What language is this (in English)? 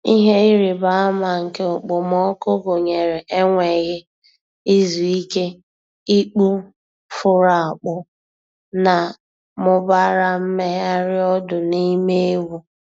Igbo